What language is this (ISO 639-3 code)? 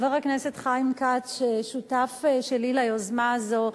heb